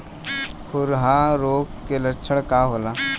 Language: Bhojpuri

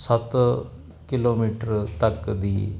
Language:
Punjabi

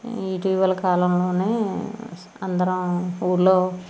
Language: Telugu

